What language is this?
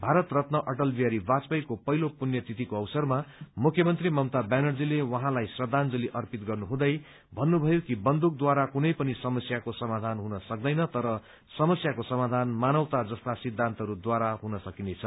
Nepali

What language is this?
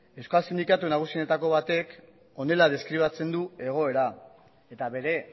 Basque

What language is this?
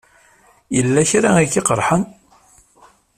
Kabyle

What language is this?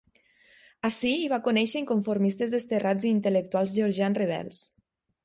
Catalan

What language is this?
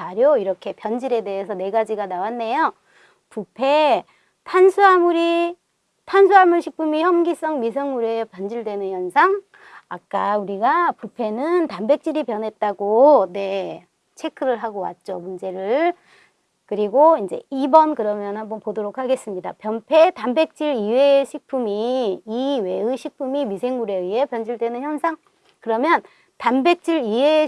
Korean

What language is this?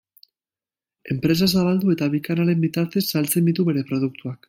Basque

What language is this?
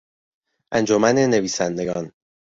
Persian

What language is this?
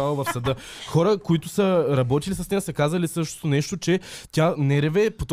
Bulgarian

